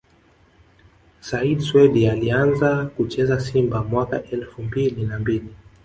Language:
Swahili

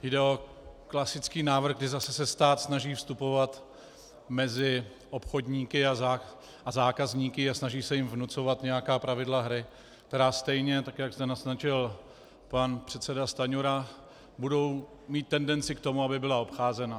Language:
Czech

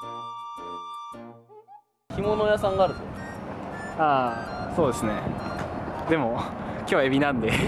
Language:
Japanese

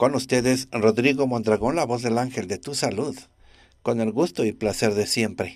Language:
Spanish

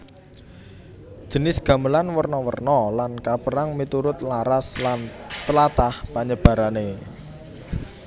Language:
Javanese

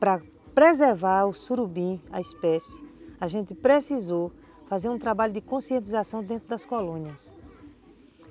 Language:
Portuguese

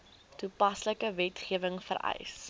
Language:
Afrikaans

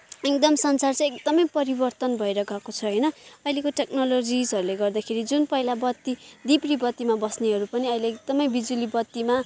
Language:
Nepali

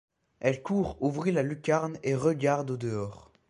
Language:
French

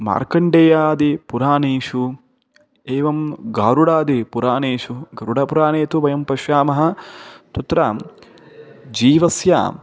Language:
Sanskrit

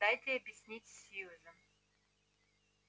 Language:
Russian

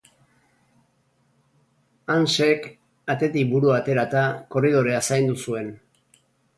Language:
Basque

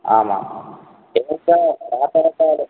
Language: Sanskrit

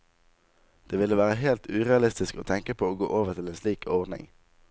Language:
Norwegian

